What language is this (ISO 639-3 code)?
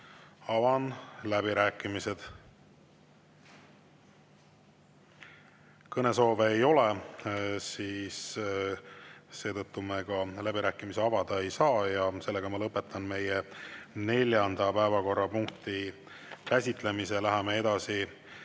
est